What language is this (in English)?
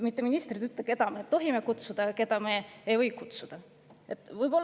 Estonian